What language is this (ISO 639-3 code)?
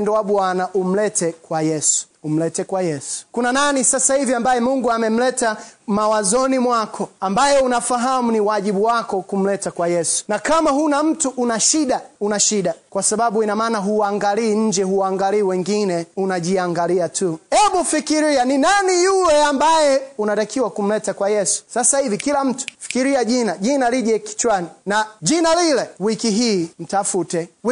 swa